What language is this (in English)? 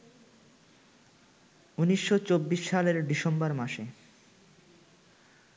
Bangla